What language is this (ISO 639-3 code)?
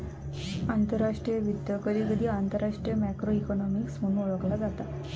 mar